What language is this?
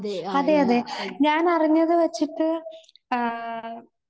Malayalam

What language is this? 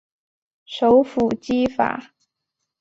Chinese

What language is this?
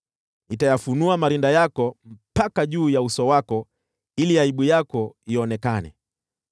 Swahili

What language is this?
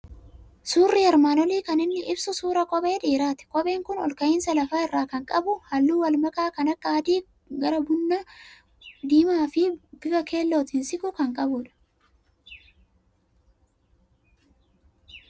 Oromo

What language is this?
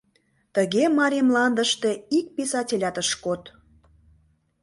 Mari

